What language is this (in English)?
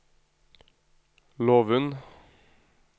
Norwegian